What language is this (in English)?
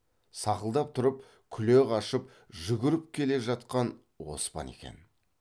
Kazakh